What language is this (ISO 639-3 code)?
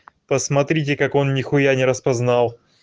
rus